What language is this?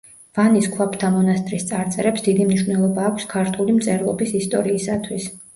Georgian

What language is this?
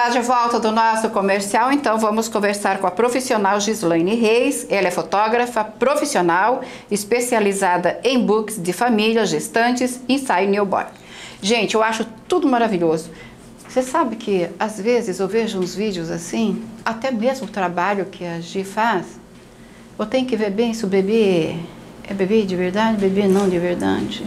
Portuguese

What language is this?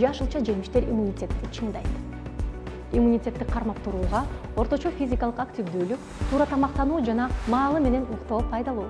Turkish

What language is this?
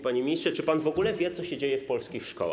Polish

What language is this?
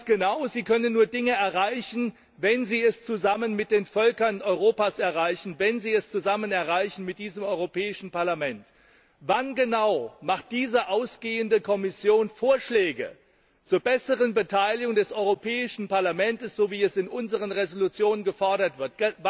German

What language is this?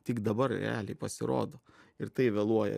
Lithuanian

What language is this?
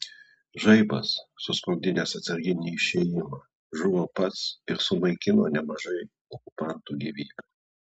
Lithuanian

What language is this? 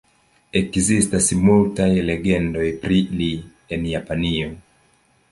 Esperanto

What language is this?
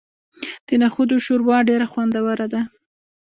Pashto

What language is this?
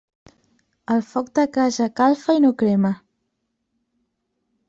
Catalan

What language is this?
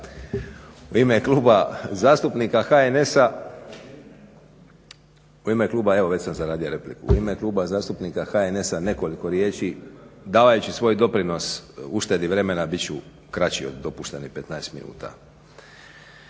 Croatian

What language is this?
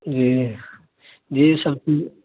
Urdu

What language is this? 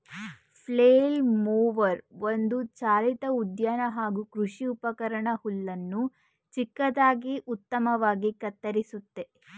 Kannada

